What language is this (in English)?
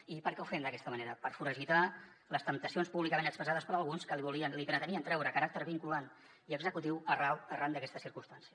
Catalan